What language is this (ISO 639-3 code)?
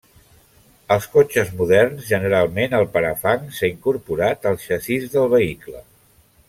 cat